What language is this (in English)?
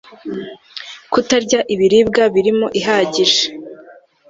Kinyarwanda